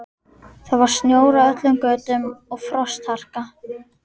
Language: Icelandic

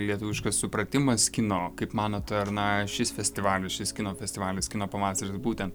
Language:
Lithuanian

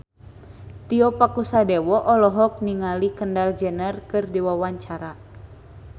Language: Sundanese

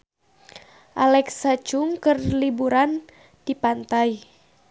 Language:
Sundanese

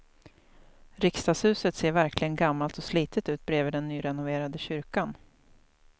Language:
Swedish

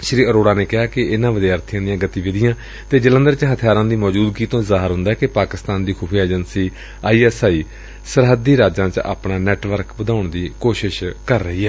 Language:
Punjabi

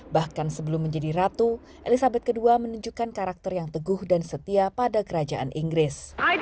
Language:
Indonesian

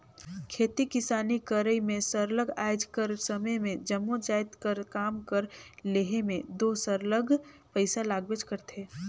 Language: Chhattisgarhi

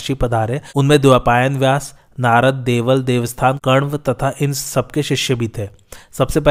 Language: Hindi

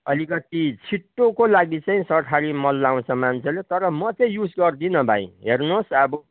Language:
Nepali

